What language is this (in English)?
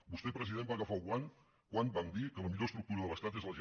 Catalan